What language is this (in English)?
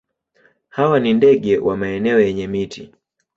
Swahili